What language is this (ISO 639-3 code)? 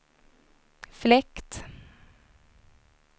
swe